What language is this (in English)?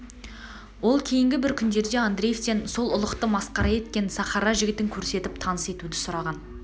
Kazakh